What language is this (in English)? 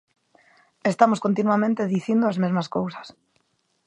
Galician